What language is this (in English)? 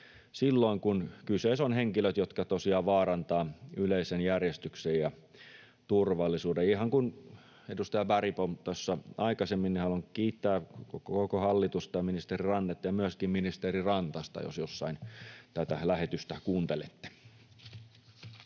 Finnish